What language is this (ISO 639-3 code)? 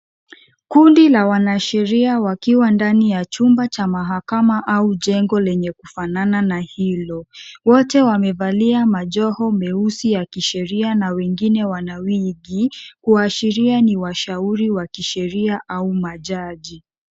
swa